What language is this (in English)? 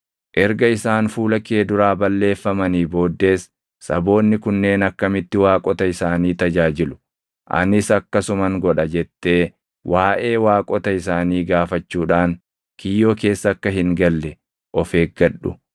Oromo